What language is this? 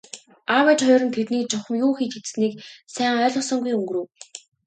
Mongolian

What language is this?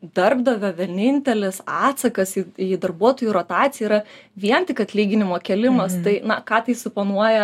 Lithuanian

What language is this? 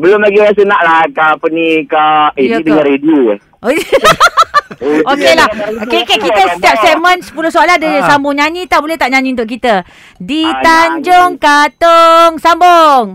Malay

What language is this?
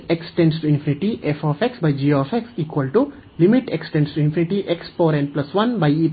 Kannada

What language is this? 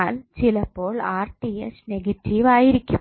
Malayalam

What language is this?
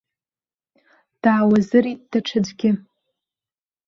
Abkhazian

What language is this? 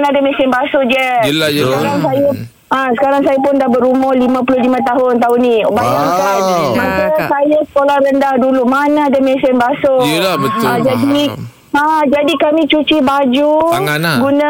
Malay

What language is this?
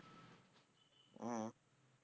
Tamil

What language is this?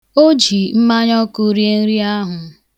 Igbo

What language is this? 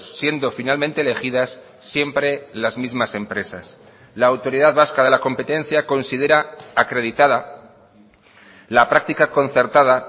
Spanish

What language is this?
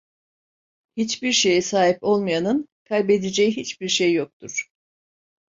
Turkish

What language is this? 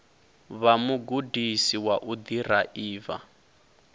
Venda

